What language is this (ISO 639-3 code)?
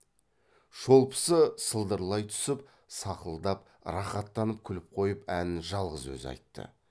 kaz